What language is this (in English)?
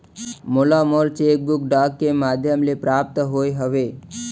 Chhattisgarhi